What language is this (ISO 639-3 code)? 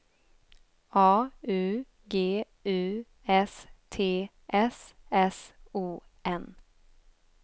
swe